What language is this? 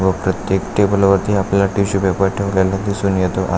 Marathi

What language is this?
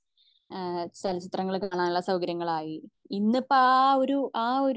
Malayalam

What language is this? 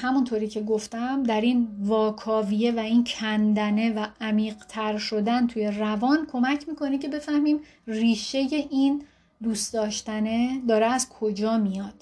Persian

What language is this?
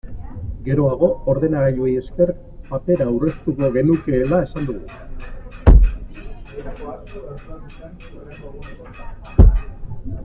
Basque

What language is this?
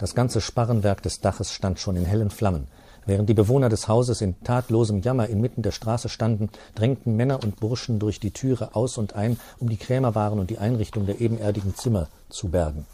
German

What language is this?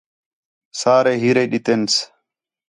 Khetrani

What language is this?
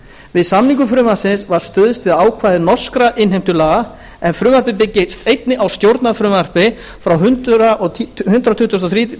Icelandic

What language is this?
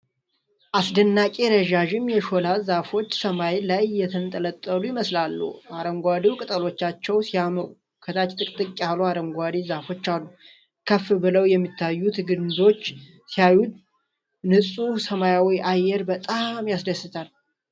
Amharic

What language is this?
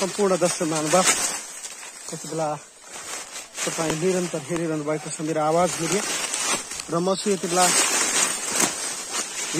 Arabic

